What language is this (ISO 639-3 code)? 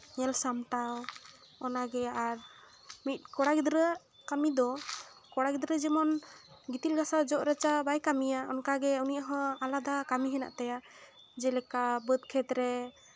sat